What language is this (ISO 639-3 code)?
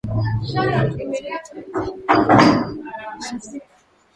swa